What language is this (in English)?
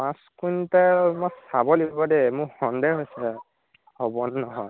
Assamese